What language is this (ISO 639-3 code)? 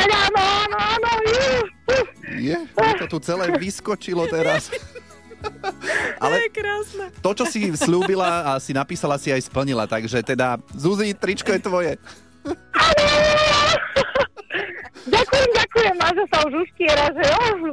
slk